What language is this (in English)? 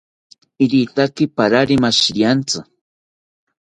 South Ucayali Ashéninka